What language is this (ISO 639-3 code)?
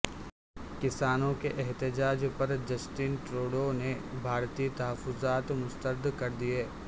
urd